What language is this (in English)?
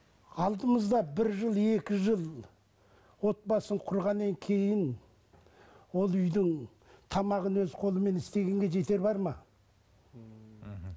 Kazakh